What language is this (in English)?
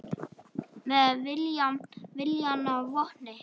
Icelandic